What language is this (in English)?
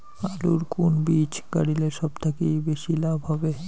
Bangla